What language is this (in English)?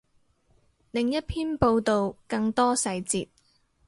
Cantonese